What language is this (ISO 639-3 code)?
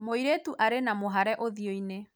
kik